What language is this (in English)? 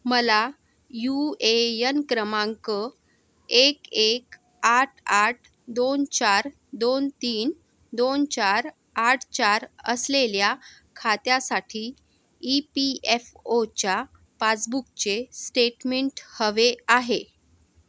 Marathi